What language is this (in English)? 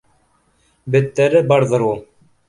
Bashkir